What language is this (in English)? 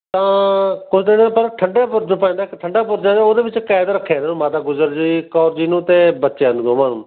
Punjabi